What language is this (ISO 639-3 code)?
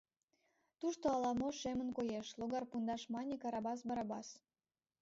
chm